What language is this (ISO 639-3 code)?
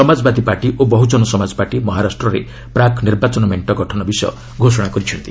ori